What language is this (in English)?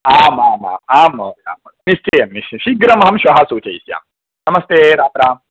Sanskrit